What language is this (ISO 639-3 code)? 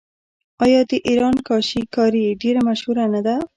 pus